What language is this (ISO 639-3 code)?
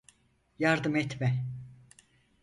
tur